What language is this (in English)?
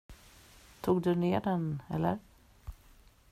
Swedish